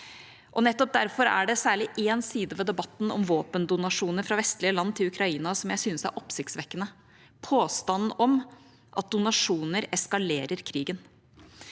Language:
Norwegian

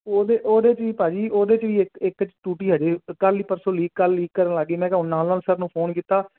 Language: Punjabi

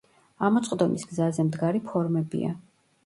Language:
Georgian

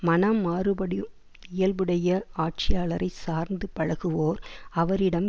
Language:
Tamil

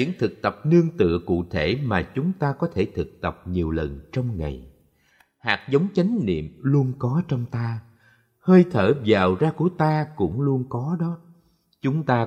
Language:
Vietnamese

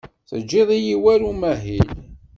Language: Kabyle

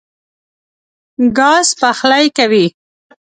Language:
Pashto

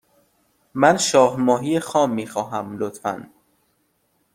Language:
Persian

